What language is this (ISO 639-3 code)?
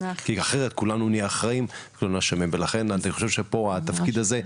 heb